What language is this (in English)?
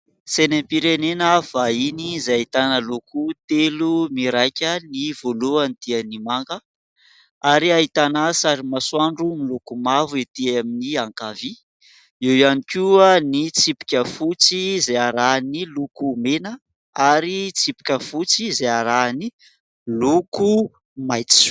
Malagasy